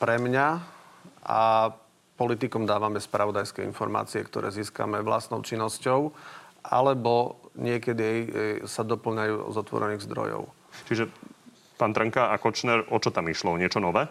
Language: Slovak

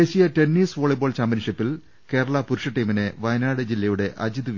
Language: Malayalam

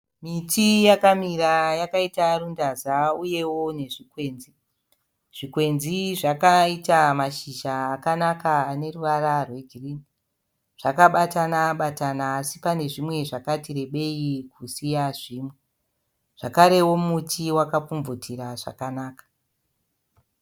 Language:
Shona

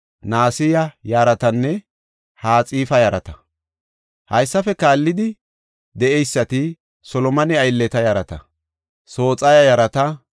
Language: Gofa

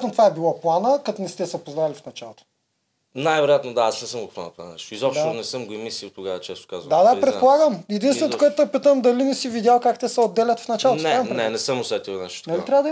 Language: Bulgarian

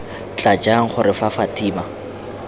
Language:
Tswana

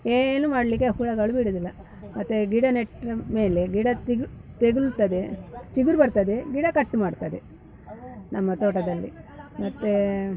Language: Kannada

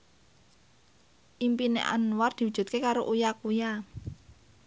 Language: Javanese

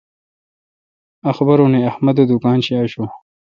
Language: Kalkoti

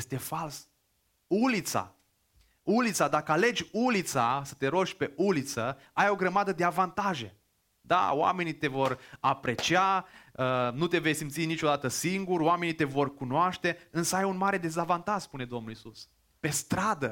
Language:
Romanian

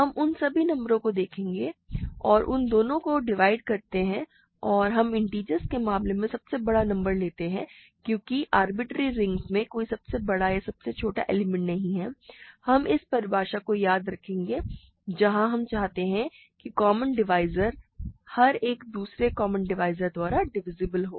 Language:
Hindi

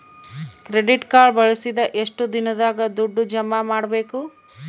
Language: Kannada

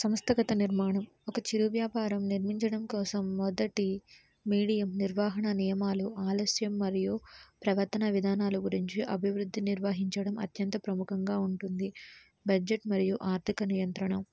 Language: Telugu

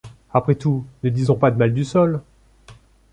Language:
French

